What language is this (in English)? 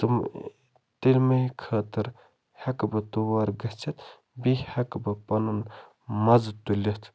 Kashmiri